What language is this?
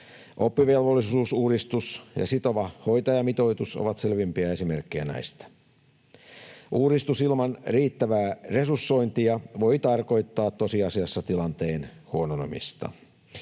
Finnish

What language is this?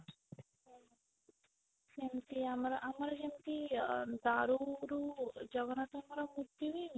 Odia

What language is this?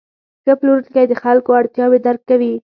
Pashto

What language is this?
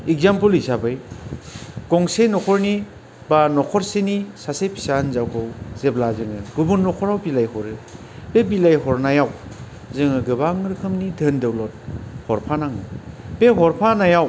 Bodo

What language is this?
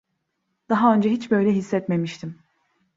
Turkish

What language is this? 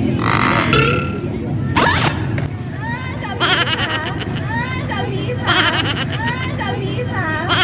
Indonesian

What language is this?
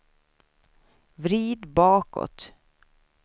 Swedish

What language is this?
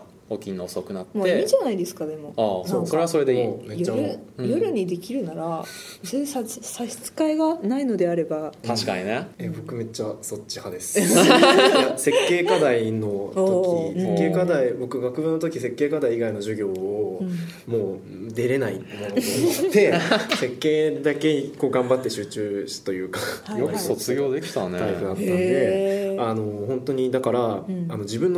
Japanese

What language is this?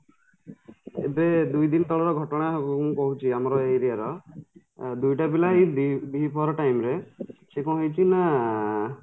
Odia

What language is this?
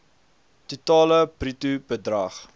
Afrikaans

